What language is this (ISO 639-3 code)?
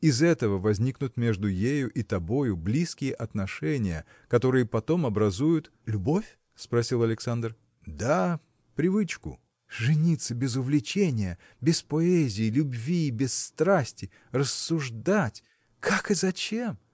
rus